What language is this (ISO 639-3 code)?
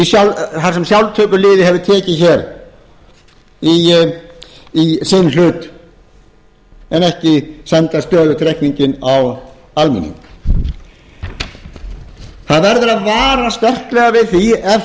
isl